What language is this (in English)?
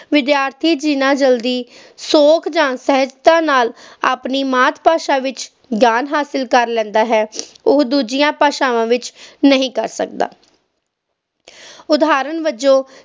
Punjabi